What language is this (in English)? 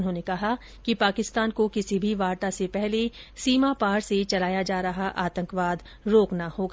Hindi